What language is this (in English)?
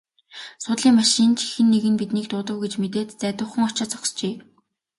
Mongolian